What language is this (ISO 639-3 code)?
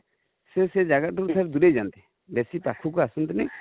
ori